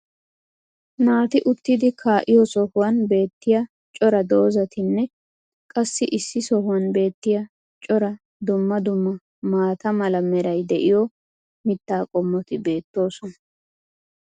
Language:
Wolaytta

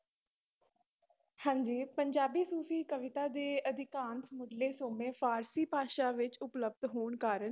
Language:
Punjabi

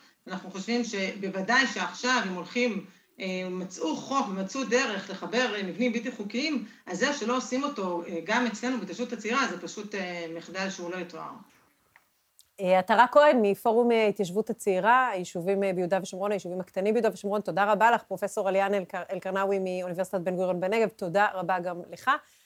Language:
Hebrew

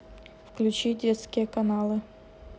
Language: Russian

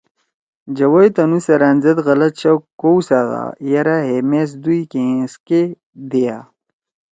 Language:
Torwali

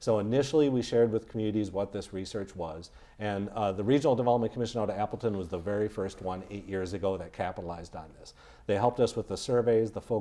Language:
English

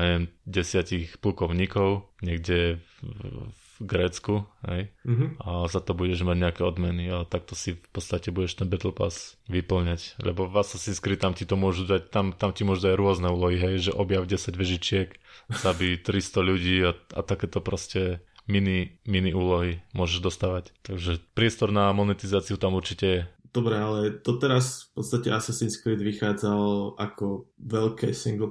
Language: Slovak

